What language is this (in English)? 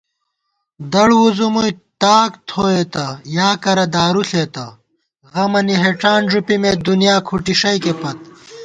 Gawar-Bati